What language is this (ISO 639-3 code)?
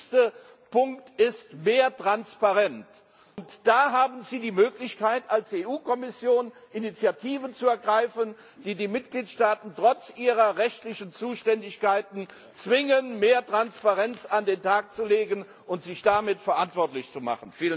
deu